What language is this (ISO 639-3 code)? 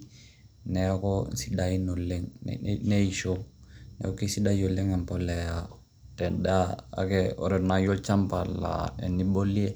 mas